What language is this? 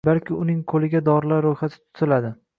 Uzbek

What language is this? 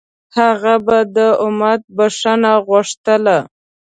Pashto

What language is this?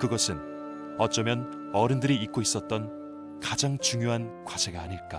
Korean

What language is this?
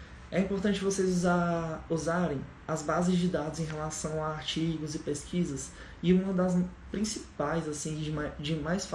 Portuguese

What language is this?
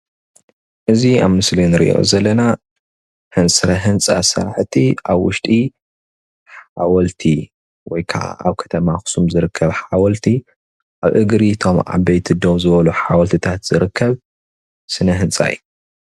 Tigrinya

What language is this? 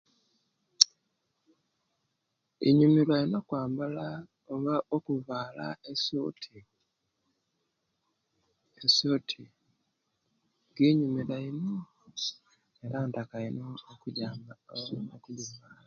Kenyi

